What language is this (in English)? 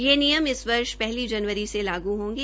Hindi